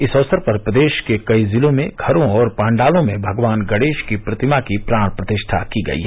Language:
Hindi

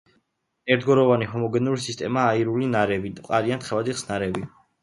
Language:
Georgian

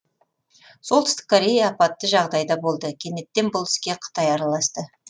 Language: Kazakh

